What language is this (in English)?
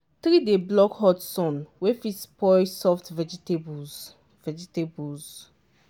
Nigerian Pidgin